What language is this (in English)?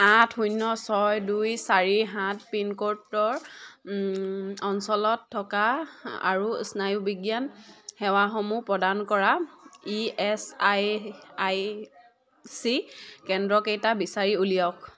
Assamese